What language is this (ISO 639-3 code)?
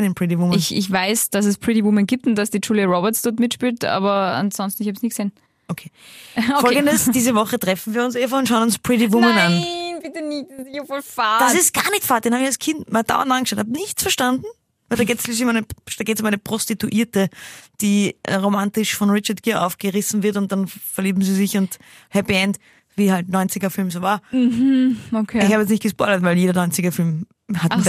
deu